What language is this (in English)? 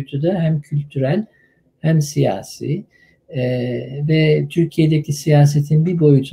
Turkish